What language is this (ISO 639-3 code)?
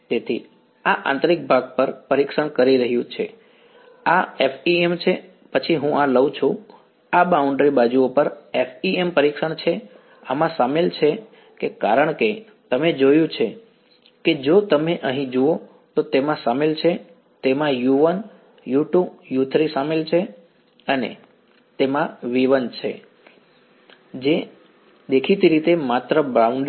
guj